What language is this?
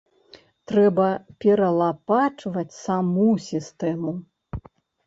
Belarusian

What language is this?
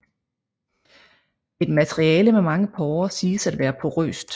Danish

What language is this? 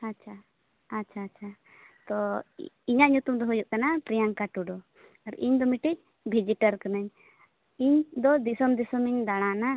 Santali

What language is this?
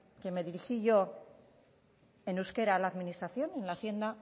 Spanish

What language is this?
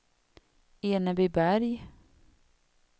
Swedish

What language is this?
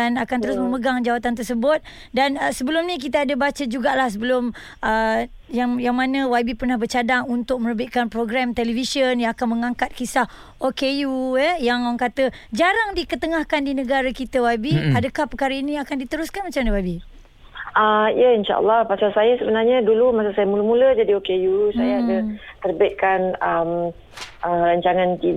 Malay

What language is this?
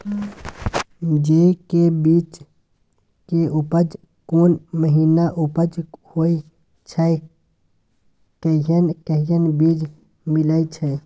Maithili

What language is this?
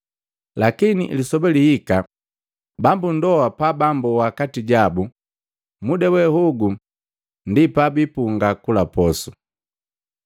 Matengo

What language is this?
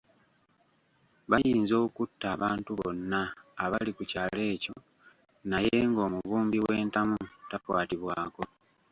Ganda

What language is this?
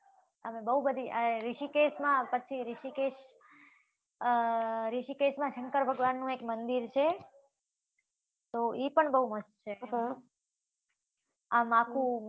Gujarati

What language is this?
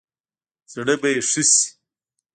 Pashto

